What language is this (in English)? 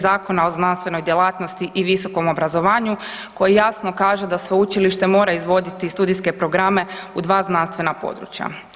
Croatian